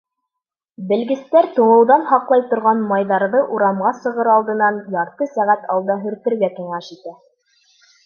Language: Bashkir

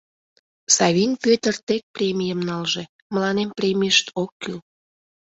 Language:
Mari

